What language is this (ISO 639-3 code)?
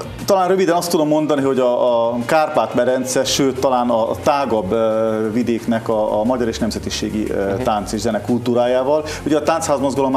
hun